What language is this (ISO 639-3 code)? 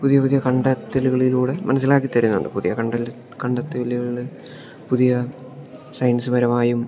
mal